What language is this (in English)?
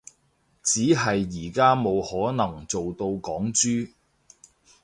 Cantonese